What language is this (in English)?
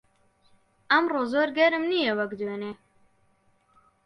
Central Kurdish